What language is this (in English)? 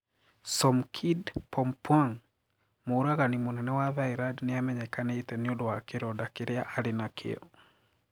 Kikuyu